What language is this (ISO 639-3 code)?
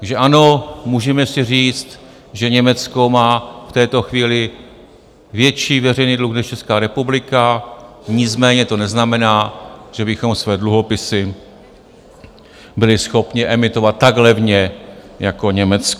ces